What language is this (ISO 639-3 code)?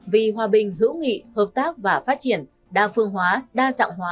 vie